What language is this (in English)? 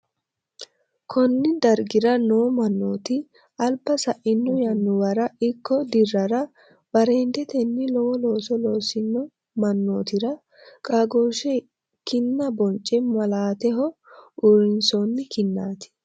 Sidamo